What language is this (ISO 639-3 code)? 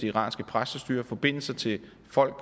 dan